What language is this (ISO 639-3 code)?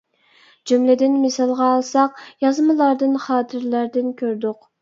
uig